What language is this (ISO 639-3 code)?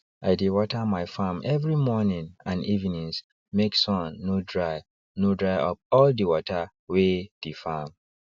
pcm